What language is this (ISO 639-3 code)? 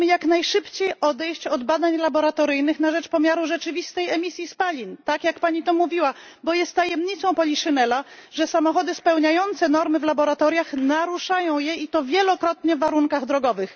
pol